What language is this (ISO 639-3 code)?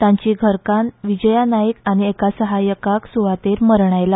kok